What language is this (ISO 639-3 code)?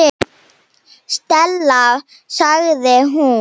isl